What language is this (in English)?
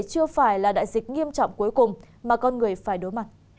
Vietnamese